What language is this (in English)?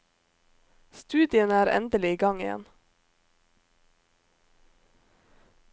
Norwegian